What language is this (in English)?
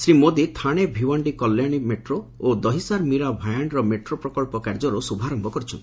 Odia